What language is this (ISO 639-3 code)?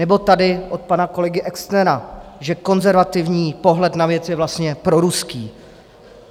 ces